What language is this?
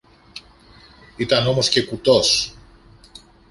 Greek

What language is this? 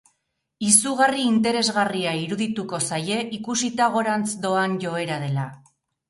Basque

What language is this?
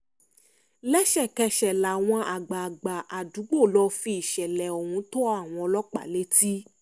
Yoruba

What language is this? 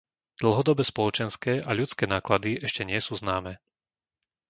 Slovak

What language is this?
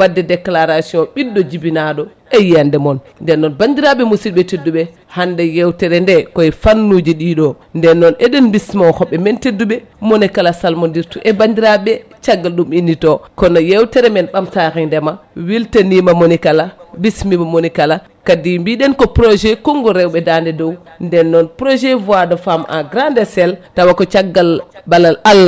Fula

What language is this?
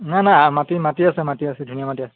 Assamese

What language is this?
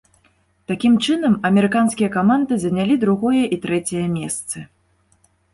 Belarusian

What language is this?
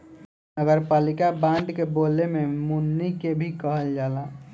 Bhojpuri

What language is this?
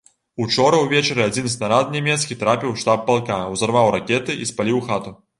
Belarusian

